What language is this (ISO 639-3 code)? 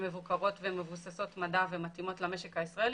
heb